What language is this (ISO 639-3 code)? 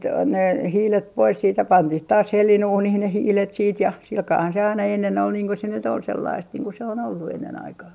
fin